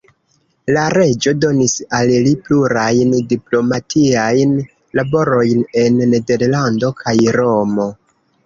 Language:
Esperanto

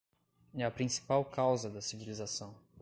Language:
Portuguese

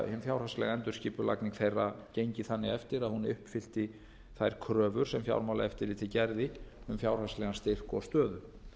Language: Icelandic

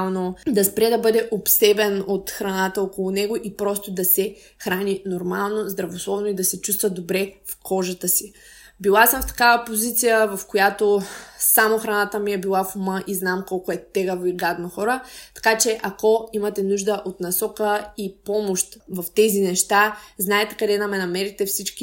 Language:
Bulgarian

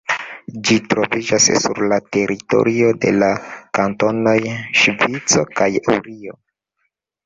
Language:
Esperanto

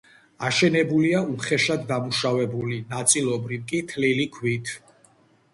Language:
Georgian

